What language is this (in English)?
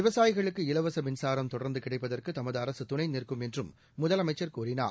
Tamil